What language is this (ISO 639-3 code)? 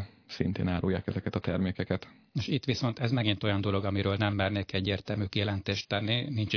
hun